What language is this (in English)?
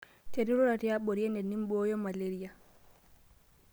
Masai